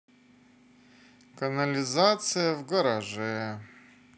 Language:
Russian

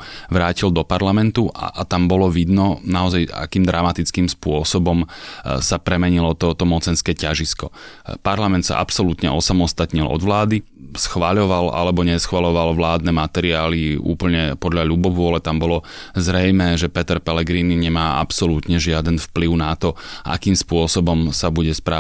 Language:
Slovak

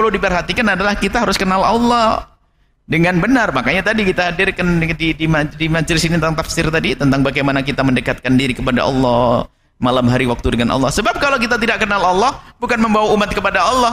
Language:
Indonesian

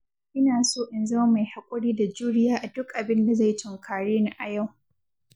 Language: Hausa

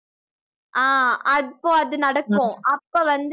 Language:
Tamil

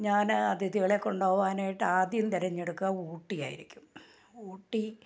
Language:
Malayalam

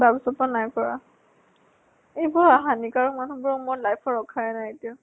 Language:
Assamese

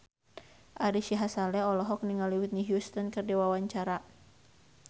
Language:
Sundanese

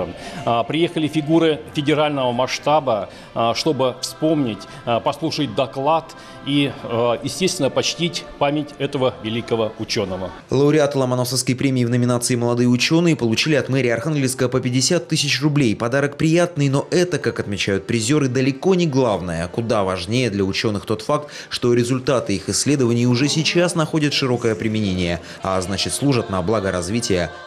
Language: Russian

